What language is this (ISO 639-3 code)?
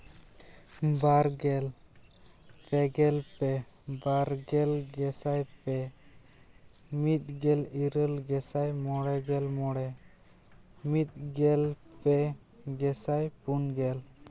sat